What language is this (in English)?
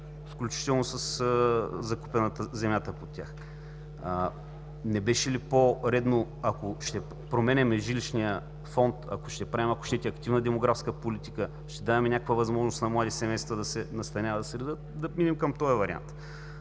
Bulgarian